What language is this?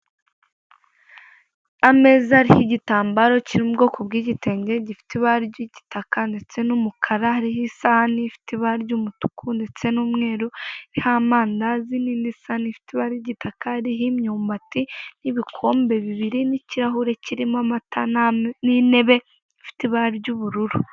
Kinyarwanda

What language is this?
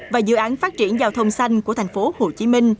Vietnamese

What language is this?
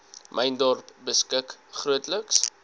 Afrikaans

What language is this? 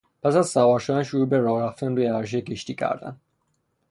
Persian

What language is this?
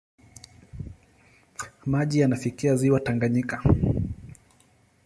Swahili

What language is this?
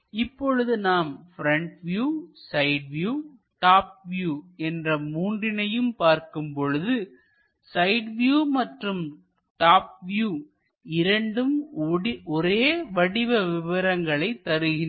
Tamil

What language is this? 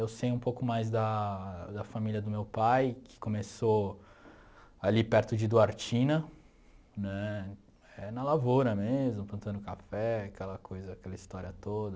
Portuguese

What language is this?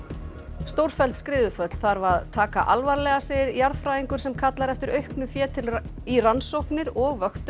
Icelandic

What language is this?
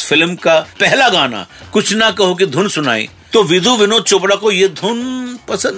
Hindi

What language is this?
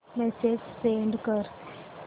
Marathi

